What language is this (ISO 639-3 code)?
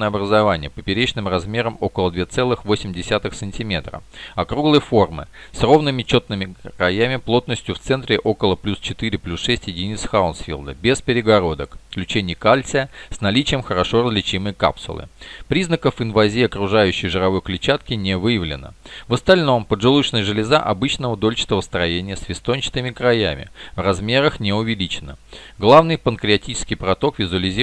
rus